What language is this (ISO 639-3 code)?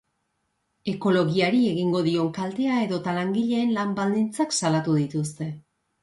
eus